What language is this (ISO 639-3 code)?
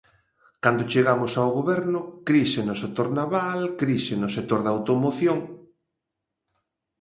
glg